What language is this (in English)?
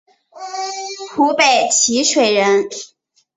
Chinese